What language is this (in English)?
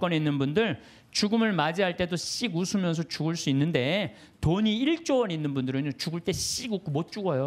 Korean